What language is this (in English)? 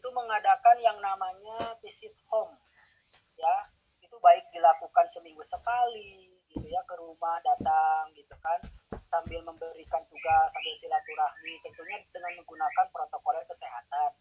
Indonesian